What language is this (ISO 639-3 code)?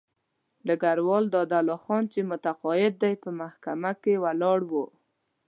pus